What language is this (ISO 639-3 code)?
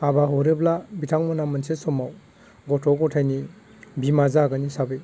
brx